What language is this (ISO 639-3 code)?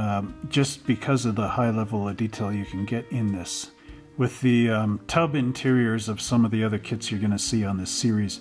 eng